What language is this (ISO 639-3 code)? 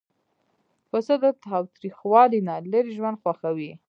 pus